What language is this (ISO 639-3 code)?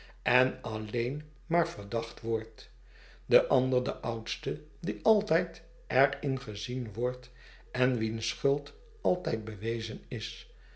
nld